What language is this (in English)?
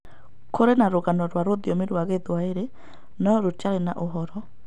Kikuyu